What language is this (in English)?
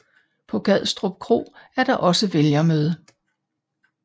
Danish